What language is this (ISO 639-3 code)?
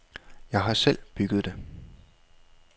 dan